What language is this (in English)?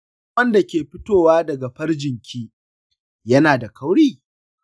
Hausa